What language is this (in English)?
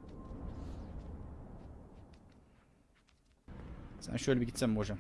Turkish